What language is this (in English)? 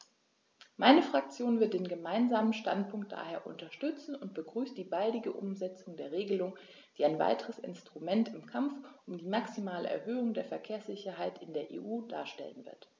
German